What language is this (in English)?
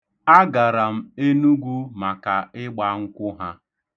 Igbo